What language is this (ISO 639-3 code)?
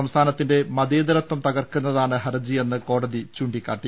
mal